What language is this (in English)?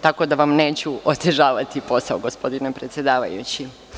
Serbian